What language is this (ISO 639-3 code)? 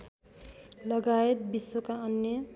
nep